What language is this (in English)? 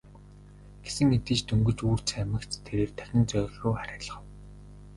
Mongolian